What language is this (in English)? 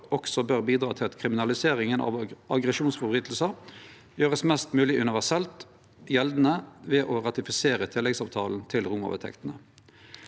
Norwegian